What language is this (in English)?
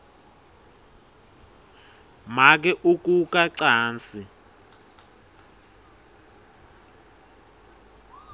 Swati